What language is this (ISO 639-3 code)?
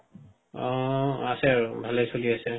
asm